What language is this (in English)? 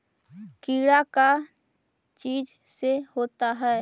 Magahi